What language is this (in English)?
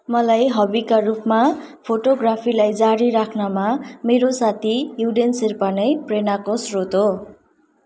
Nepali